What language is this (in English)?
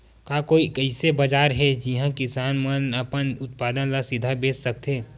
Chhattisgarhi